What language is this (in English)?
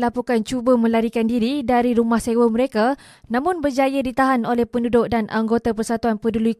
Malay